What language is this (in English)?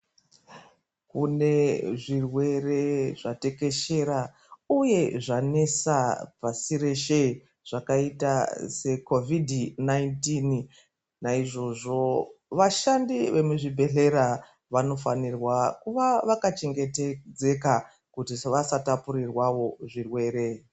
Ndau